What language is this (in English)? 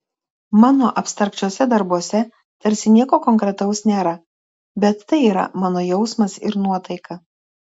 Lithuanian